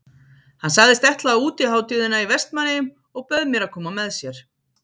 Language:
Icelandic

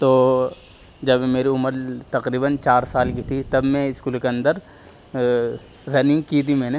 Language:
Urdu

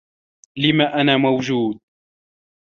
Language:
Arabic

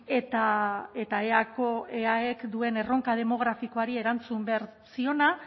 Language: Basque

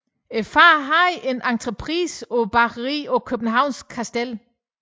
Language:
Danish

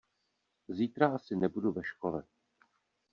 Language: Czech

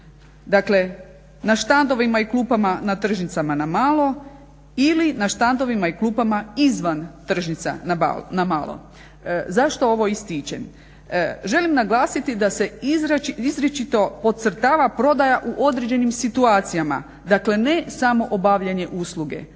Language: Croatian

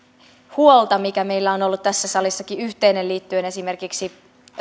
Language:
Finnish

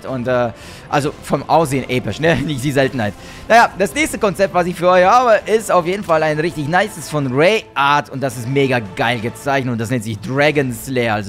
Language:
German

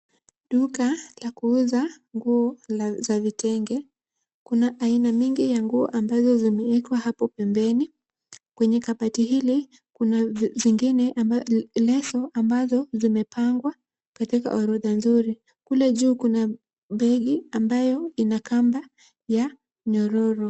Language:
Swahili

